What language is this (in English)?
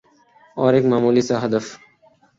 Urdu